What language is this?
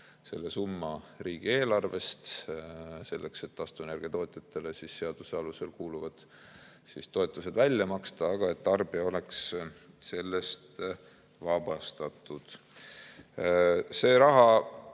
Estonian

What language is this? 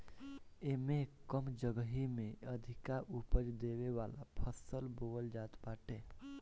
Bhojpuri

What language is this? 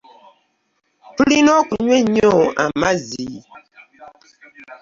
Ganda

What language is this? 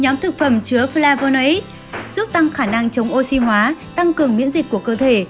Vietnamese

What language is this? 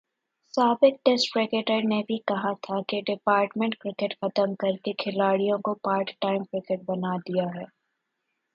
Urdu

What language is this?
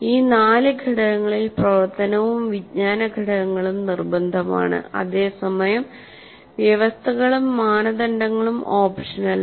Malayalam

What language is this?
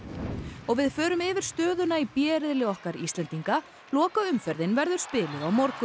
Icelandic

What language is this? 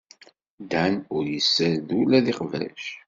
Kabyle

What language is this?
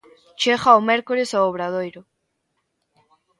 Galician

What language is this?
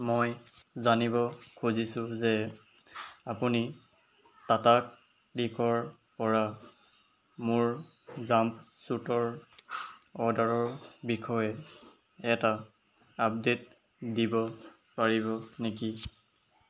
Assamese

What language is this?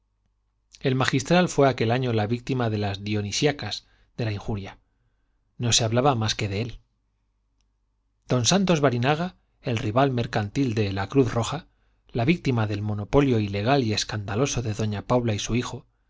Spanish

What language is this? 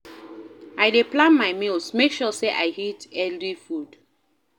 Nigerian Pidgin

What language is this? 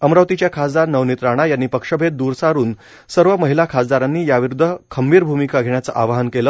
Marathi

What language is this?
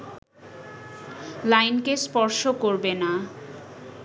Bangla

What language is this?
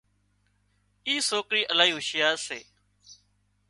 Wadiyara Koli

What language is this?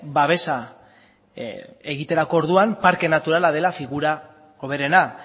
Basque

